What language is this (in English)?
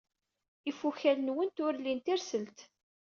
Kabyle